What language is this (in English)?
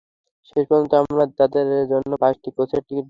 Bangla